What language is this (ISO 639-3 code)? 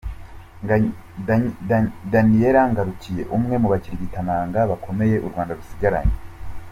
kin